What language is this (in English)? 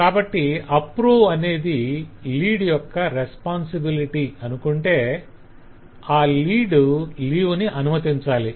Telugu